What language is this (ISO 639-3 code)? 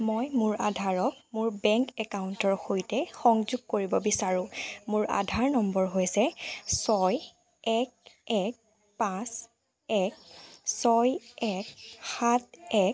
asm